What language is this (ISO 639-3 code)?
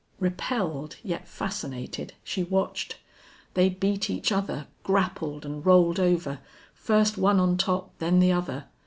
eng